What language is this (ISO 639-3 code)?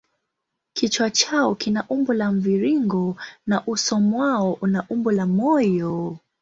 swa